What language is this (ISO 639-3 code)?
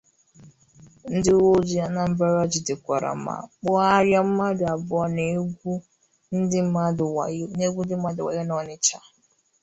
ibo